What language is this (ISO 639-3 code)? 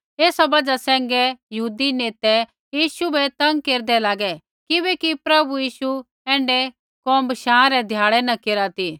kfx